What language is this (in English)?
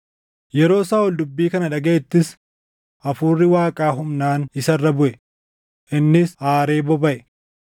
Oromo